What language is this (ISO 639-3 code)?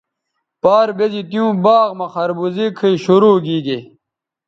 btv